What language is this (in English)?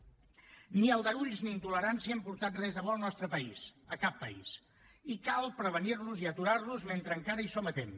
Catalan